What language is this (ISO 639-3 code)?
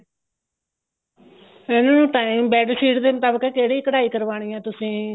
pan